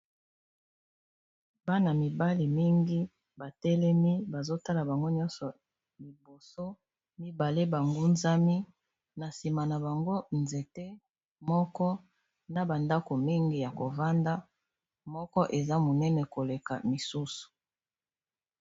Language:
Lingala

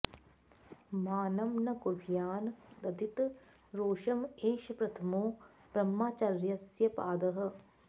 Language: Sanskrit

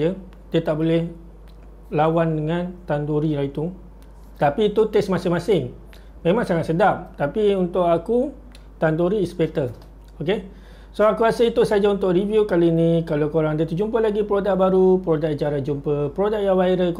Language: Malay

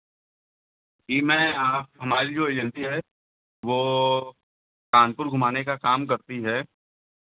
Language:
Hindi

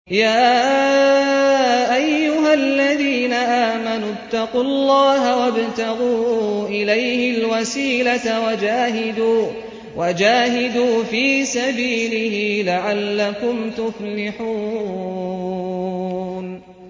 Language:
Arabic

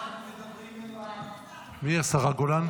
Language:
Hebrew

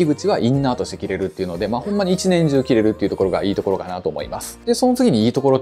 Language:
Japanese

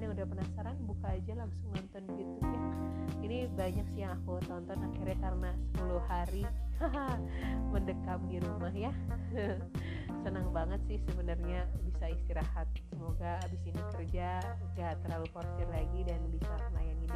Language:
Indonesian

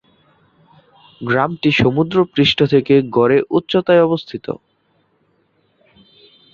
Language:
Bangla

